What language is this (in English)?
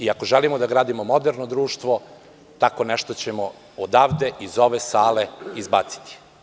Serbian